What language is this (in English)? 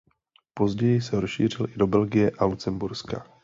Czech